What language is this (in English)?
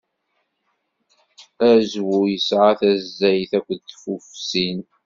Kabyle